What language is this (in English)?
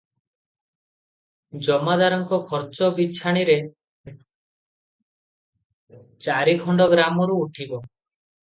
Odia